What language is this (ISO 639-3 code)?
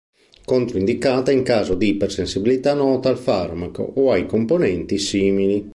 ita